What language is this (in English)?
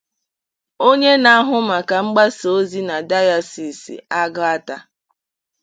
Igbo